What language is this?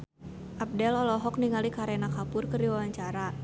Sundanese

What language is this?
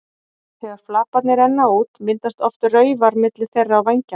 Icelandic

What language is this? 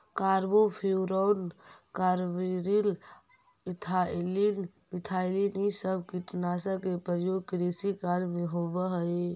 Magahi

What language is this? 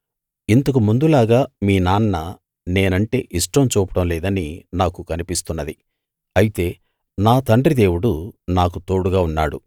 Telugu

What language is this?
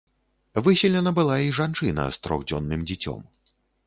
Belarusian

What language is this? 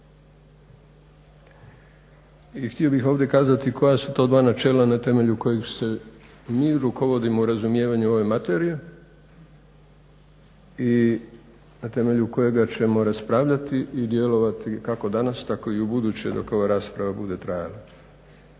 Croatian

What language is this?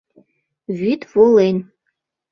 Mari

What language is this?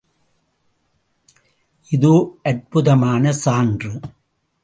Tamil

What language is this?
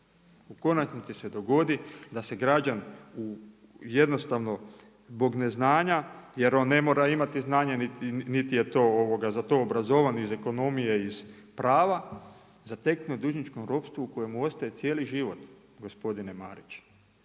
Croatian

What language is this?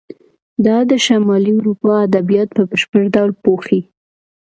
Pashto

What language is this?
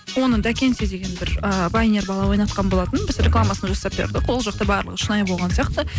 Kazakh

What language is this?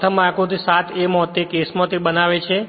Gujarati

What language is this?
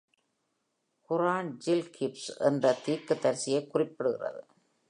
Tamil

